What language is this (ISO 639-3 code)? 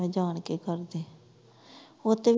pan